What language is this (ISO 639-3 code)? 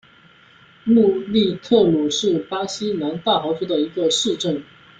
zho